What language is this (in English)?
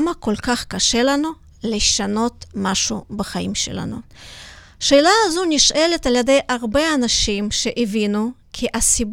Hebrew